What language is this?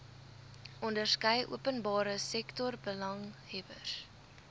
Afrikaans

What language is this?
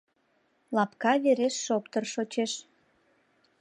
Mari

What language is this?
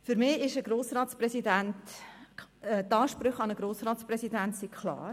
Swiss German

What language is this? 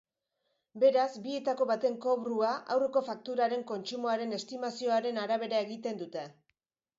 Basque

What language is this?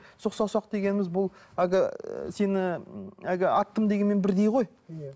Kazakh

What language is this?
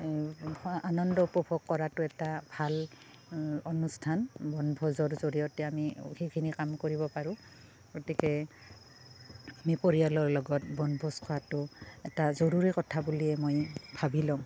Assamese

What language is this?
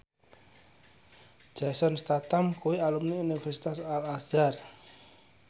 Javanese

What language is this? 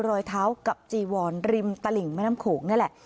Thai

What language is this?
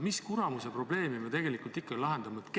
Estonian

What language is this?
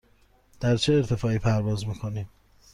Persian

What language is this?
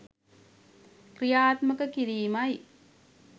Sinhala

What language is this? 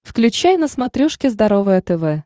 Russian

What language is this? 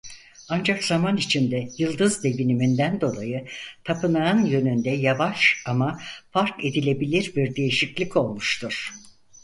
Turkish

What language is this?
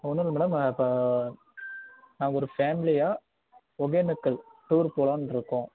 Tamil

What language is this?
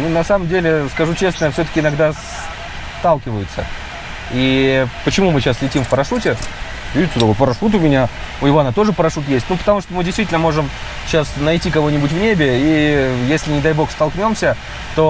Russian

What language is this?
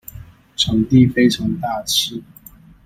Chinese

